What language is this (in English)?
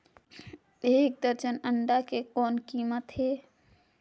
Chhattisgarhi